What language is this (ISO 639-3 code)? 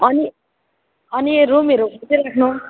nep